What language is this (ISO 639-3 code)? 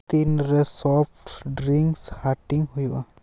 sat